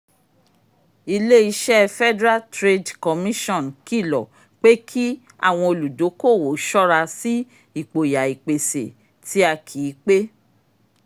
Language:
Yoruba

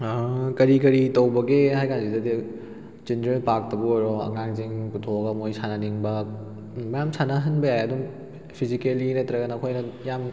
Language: Manipuri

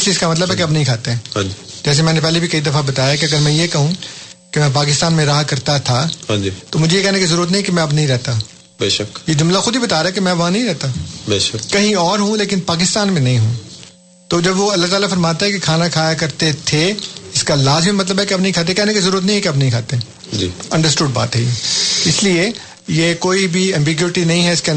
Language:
Urdu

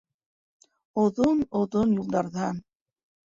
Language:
Bashkir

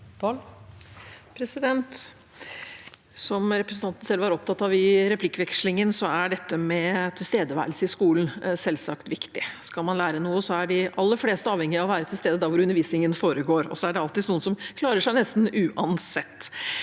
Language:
Norwegian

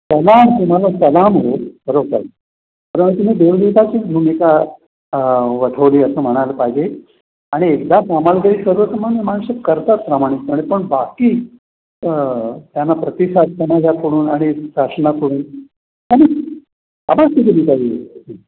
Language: Marathi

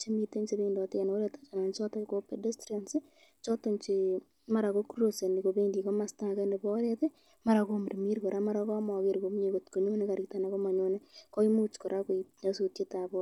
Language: Kalenjin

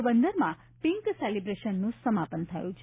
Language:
Gujarati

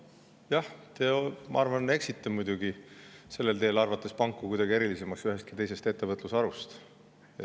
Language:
Estonian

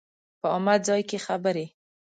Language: Pashto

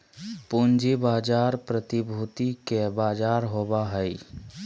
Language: Magahi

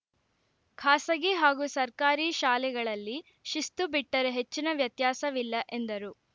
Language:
Kannada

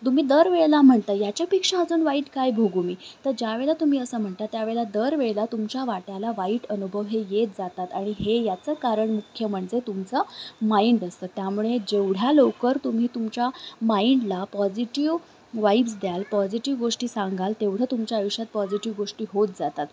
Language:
Marathi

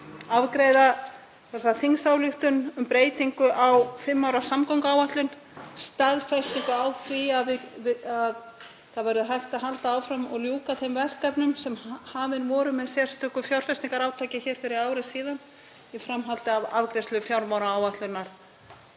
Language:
Icelandic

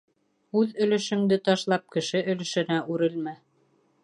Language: Bashkir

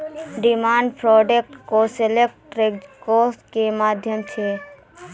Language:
Maithili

